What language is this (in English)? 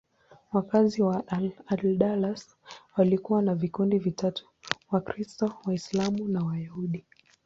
Swahili